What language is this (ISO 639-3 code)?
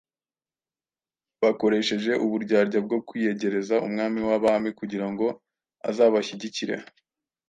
kin